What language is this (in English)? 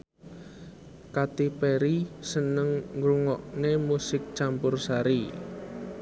Javanese